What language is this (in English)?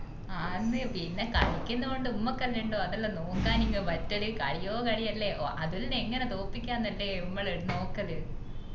Malayalam